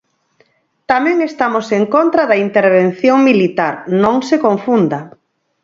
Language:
Galician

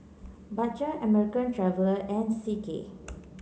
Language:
English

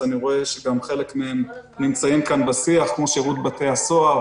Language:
Hebrew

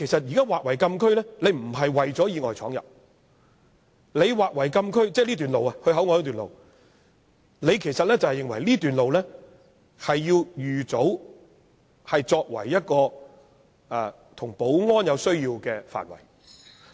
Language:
Cantonese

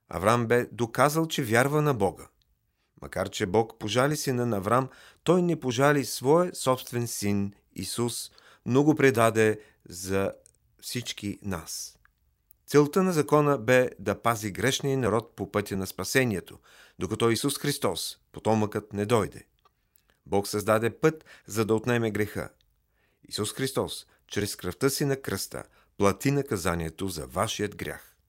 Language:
Bulgarian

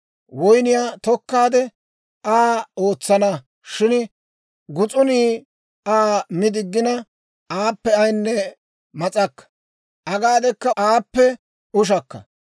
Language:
Dawro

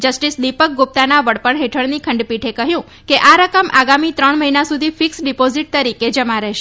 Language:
Gujarati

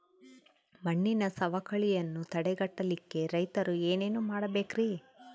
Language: Kannada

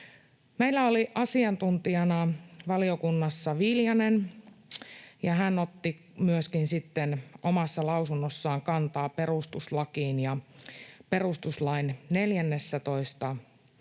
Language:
Finnish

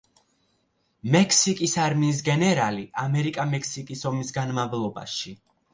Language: Georgian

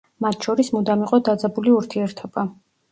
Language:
Georgian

